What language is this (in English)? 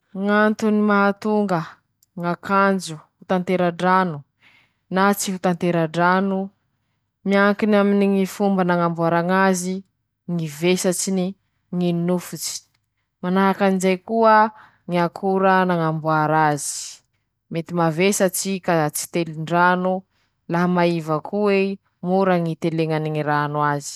Masikoro Malagasy